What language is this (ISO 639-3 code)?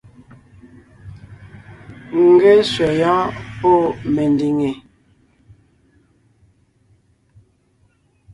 nnh